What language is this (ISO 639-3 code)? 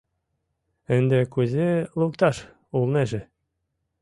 chm